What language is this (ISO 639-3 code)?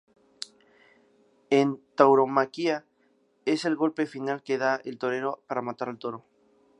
spa